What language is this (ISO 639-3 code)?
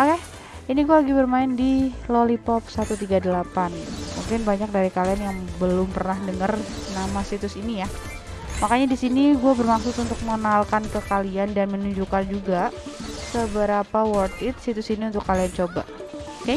ind